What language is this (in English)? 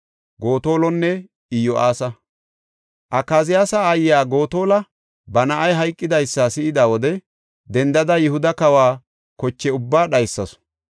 Gofa